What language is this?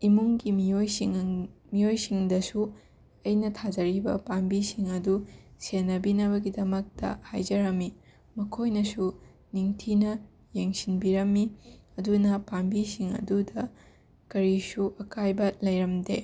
Manipuri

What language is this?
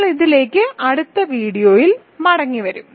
Malayalam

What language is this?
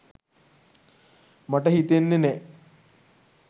Sinhala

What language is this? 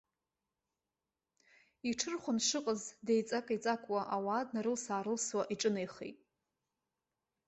Abkhazian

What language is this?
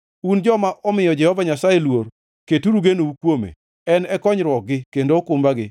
Luo (Kenya and Tanzania)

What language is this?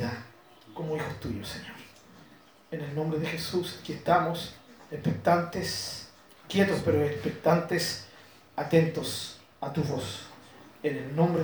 Spanish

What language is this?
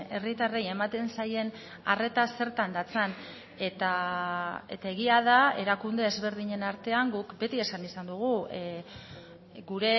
Basque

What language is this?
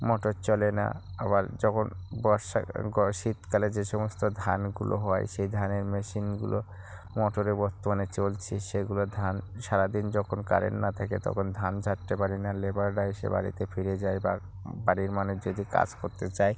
Bangla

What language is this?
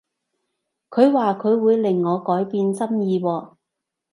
Cantonese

